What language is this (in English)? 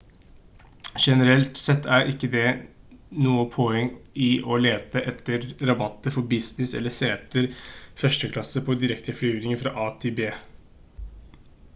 Norwegian Bokmål